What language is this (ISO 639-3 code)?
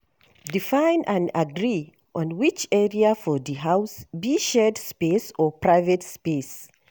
pcm